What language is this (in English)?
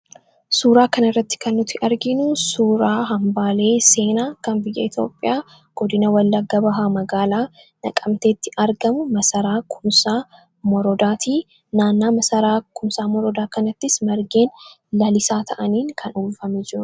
Oromo